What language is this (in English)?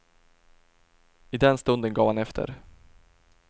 Swedish